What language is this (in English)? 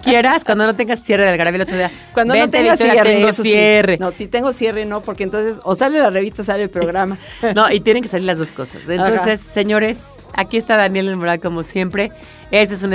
Spanish